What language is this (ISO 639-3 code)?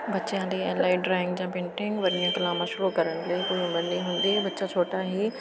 pan